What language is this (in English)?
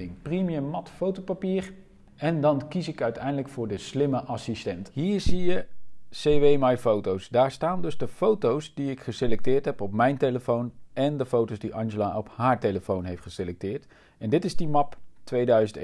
Dutch